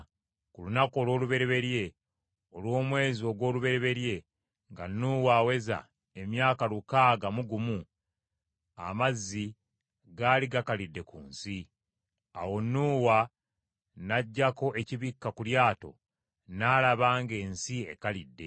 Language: Ganda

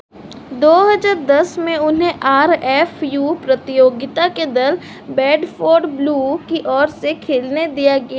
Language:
Hindi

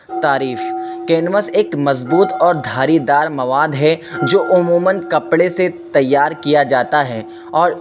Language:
Urdu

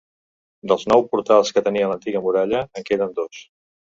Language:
Catalan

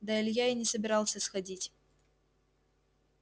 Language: Russian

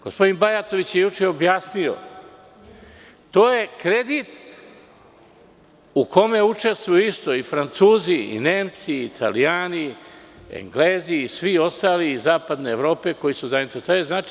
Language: Serbian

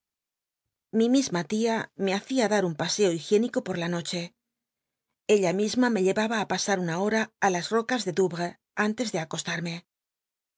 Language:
Spanish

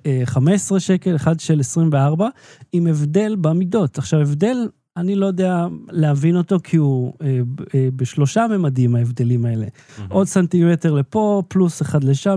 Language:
Hebrew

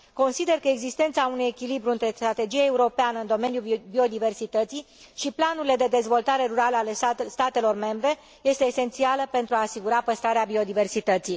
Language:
Romanian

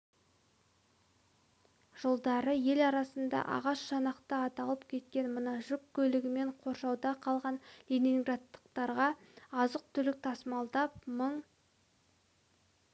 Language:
Kazakh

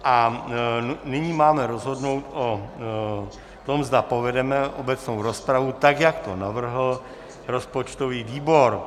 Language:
Czech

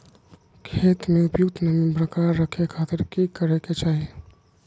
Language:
Magahi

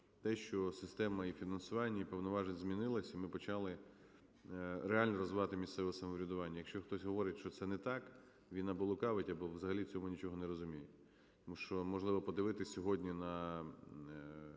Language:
Ukrainian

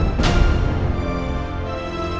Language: Indonesian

